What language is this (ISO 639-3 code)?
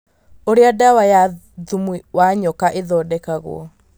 kik